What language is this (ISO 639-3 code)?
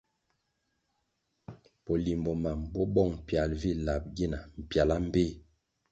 nmg